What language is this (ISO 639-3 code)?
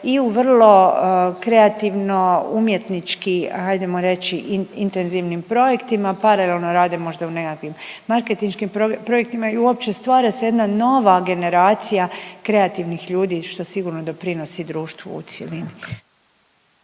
hrv